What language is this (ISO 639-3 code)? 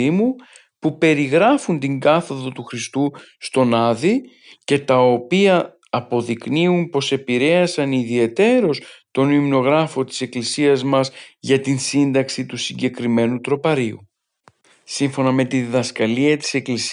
ell